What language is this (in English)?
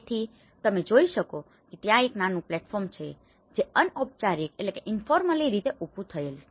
Gujarati